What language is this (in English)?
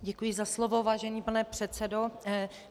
Czech